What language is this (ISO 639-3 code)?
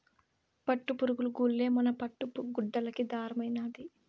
tel